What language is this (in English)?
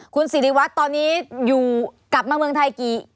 Thai